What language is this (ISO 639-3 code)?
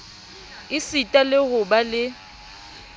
sot